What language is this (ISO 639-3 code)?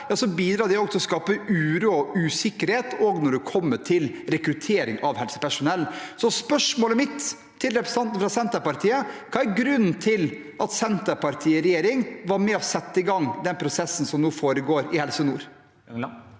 nor